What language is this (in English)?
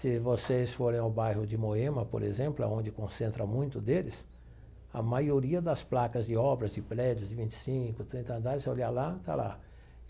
Portuguese